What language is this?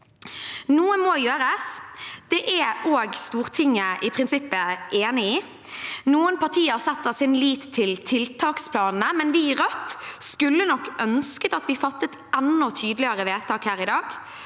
Norwegian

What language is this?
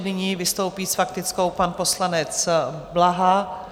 Czech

